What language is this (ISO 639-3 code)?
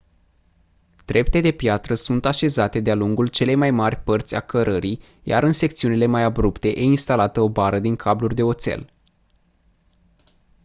ron